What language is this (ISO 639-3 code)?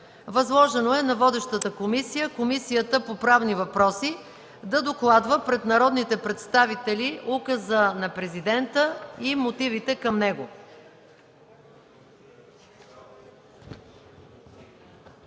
bul